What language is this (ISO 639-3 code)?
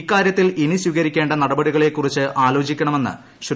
mal